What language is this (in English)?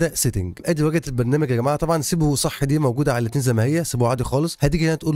Arabic